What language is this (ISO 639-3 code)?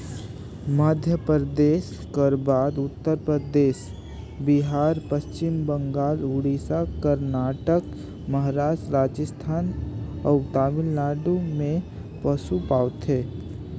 hne